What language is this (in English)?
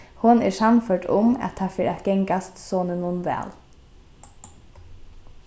Faroese